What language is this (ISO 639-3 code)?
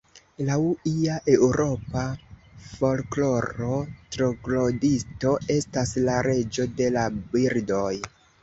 epo